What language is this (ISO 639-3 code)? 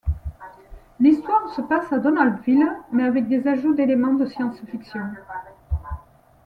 fra